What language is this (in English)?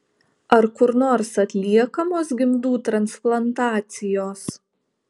Lithuanian